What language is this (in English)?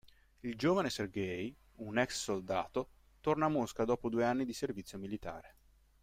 Italian